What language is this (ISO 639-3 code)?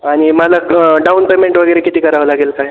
mar